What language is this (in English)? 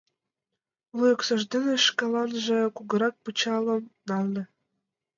Mari